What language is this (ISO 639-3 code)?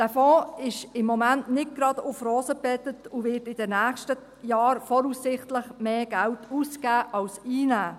gsw